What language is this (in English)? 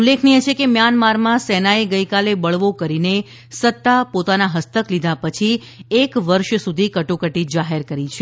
Gujarati